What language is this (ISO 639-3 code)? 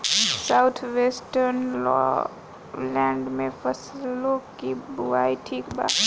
bho